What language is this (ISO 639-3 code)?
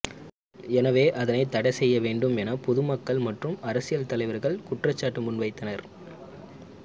tam